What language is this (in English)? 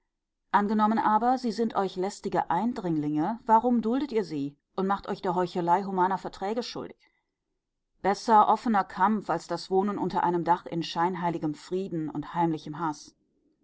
German